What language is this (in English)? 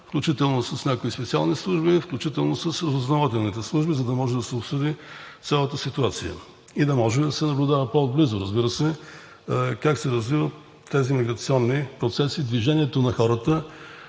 Bulgarian